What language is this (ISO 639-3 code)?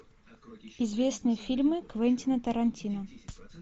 rus